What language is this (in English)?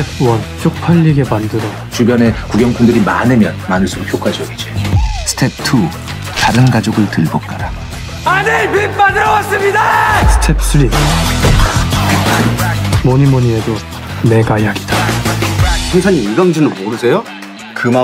Korean